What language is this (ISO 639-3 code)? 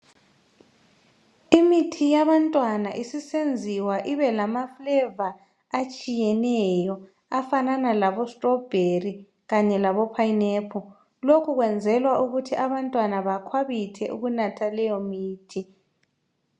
nde